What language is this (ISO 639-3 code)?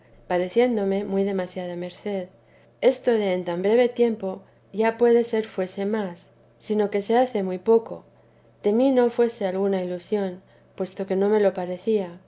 spa